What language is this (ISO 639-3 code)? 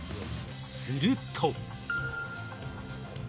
jpn